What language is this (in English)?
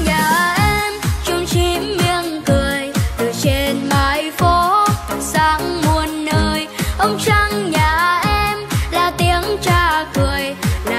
Vietnamese